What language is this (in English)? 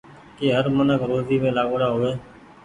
Goaria